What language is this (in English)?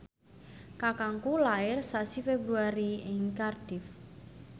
Javanese